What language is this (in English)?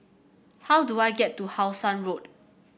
English